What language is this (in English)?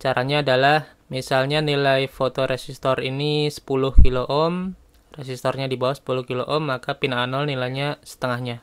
Indonesian